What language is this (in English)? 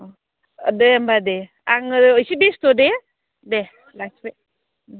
Bodo